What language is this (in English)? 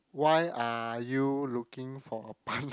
English